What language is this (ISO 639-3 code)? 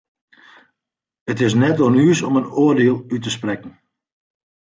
fry